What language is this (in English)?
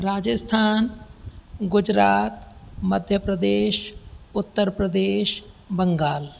Sindhi